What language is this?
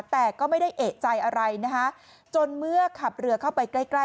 Thai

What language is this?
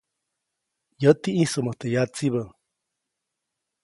Copainalá Zoque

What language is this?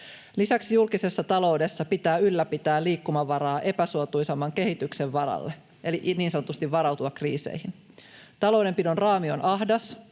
Finnish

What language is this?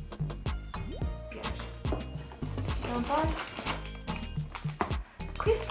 Italian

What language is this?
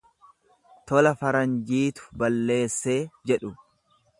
Oromo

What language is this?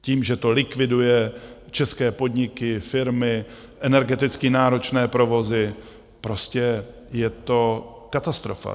Czech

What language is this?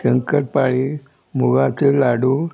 Konkani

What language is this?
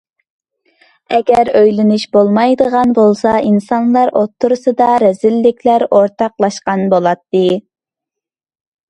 Uyghur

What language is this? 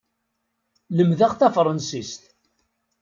Kabyle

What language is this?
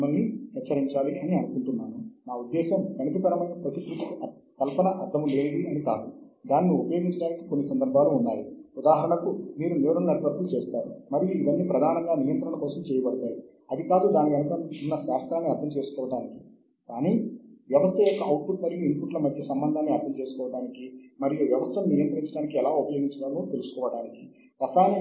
Telugu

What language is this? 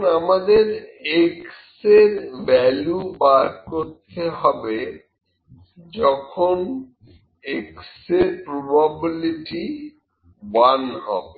Bangla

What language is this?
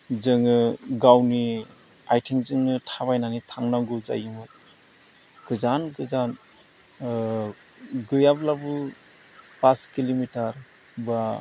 Bodo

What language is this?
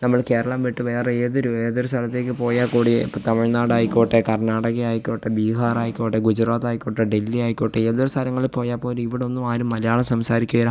Malayalam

